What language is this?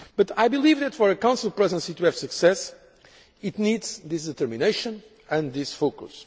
English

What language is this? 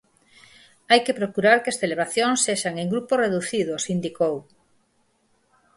Galician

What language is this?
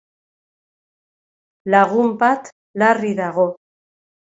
Basque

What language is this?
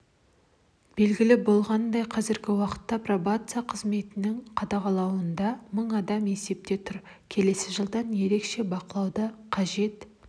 Kazakh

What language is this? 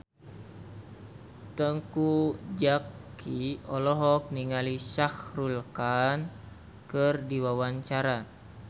Sundanese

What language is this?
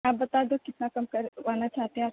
Urdu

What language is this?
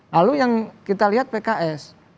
Indonesian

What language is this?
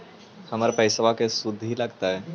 Magahi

